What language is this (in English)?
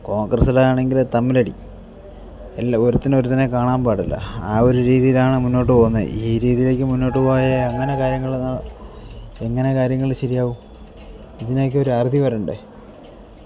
Malayalam